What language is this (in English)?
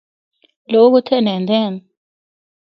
Northern Hindko